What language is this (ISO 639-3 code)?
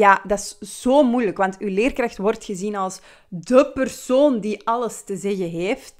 nld